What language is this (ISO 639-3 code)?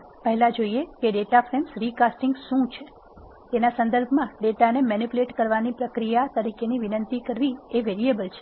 guj